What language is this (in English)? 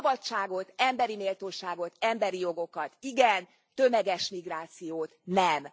Hungarian